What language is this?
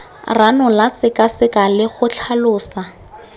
Tswana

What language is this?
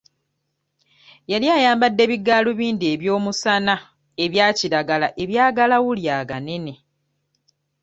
Ganda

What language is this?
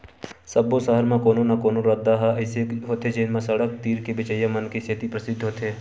Chhattisgarhi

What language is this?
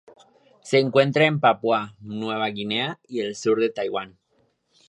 Spanish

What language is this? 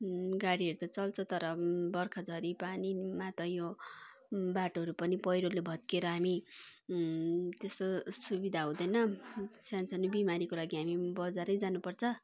Nepali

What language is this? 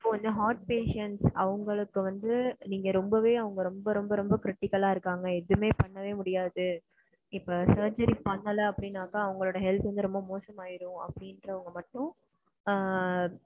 Tamil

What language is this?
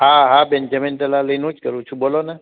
Gujarati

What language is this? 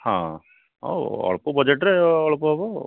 Odia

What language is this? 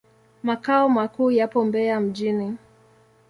Swahili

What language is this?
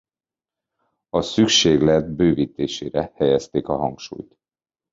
Hungarian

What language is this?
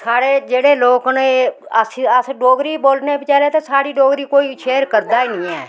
Dogri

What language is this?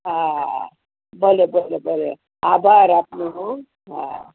Gujarati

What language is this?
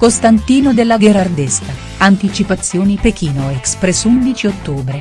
Italian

